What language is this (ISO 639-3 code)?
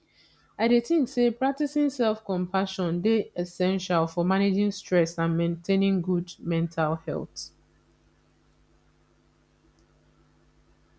pcm